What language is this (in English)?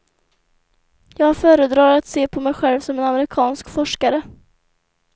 Swedish